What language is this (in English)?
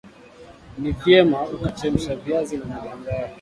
Swahili